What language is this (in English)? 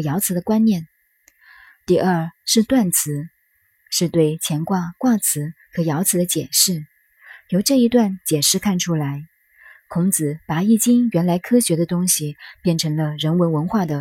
Chinese